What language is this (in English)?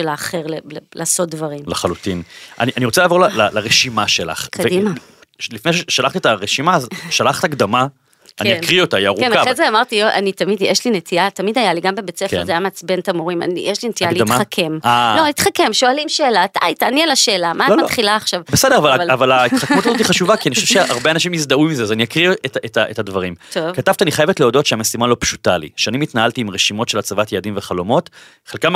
Hebrew